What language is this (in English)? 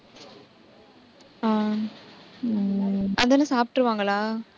Tamil